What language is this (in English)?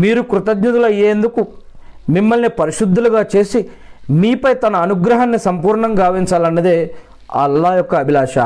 Telugu